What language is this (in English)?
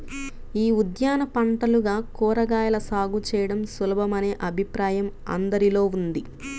Telugu